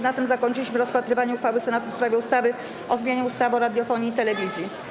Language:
Polish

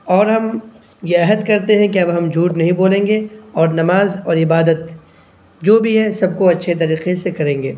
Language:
Urdu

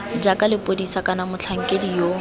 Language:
Tswana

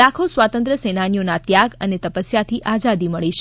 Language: Gujarati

